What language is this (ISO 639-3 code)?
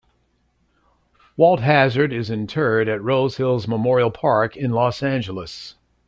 eng